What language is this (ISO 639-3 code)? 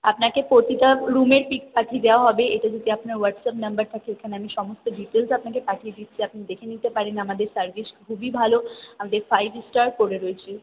ben